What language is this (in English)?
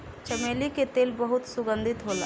Bhojpuri